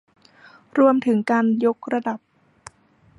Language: Thai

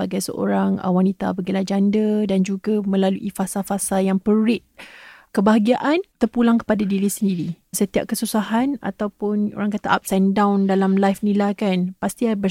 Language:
Malay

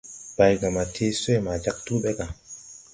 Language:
Tupuri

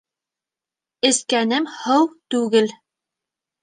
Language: Bashkir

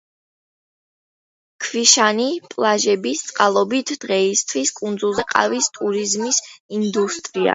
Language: Georgian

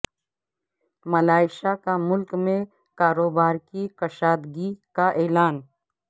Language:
Urdu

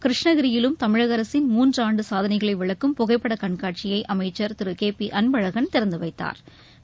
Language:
Tamil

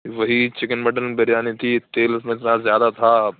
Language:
Urdu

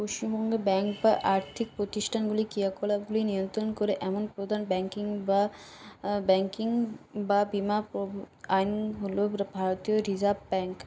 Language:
Bangla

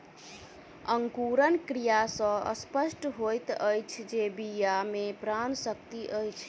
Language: Maithili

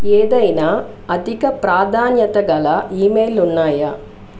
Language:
Telugu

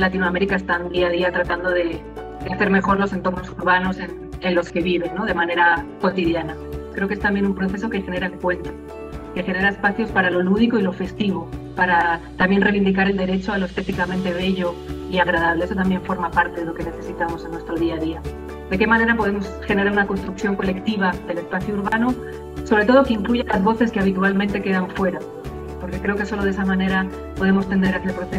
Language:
Spanish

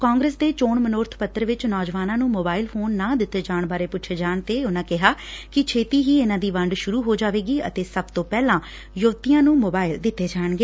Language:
Punjabi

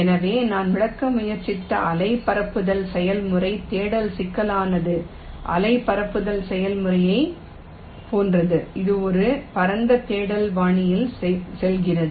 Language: Tamil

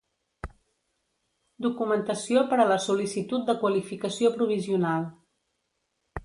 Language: Catalan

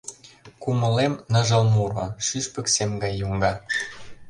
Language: Mari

